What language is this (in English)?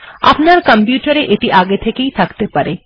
Bangla